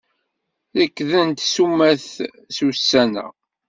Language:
Kabyle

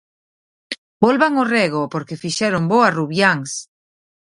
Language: Galician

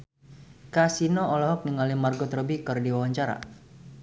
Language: Sundanese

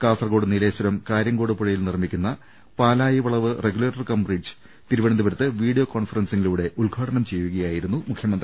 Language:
Malayalam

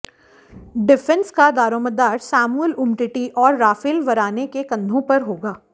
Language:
Hindi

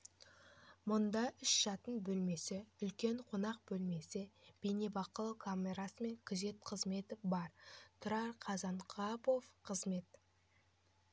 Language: Kazakh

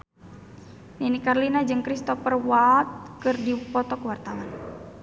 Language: Sundanese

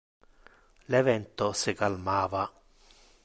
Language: Interlingua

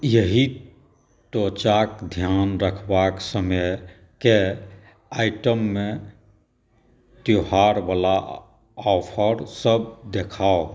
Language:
Maithili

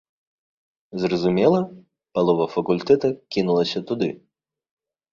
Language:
Belarusian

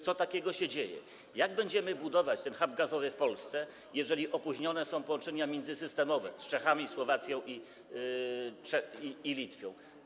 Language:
Polish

